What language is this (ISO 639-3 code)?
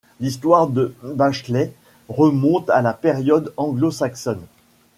fra